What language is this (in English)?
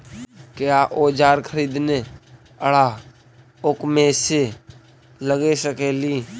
Magahi